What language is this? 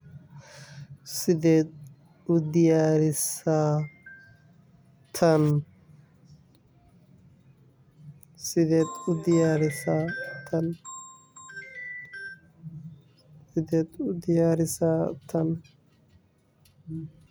Somali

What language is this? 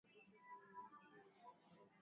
Swahili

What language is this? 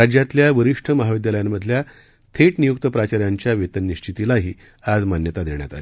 Marathi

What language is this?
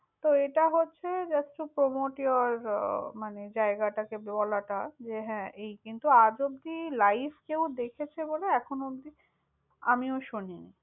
Bangla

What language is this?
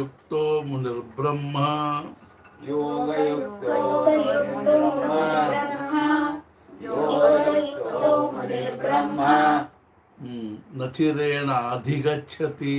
Kannada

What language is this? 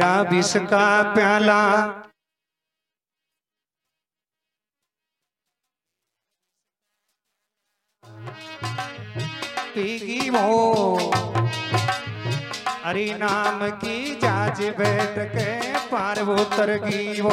Hindi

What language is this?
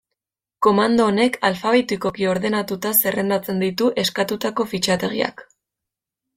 Basque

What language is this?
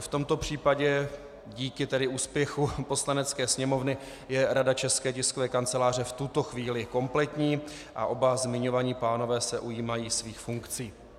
Czech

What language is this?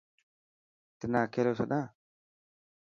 Dhatki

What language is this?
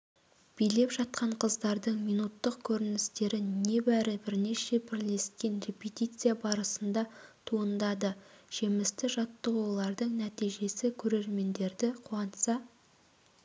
Kazakh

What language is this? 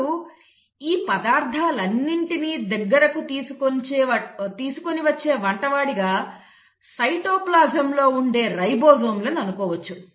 Telugu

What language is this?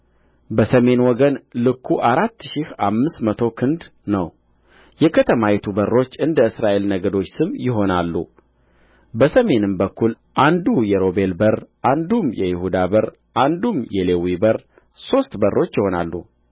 Amharic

